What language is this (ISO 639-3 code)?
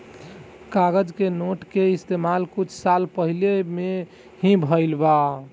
bho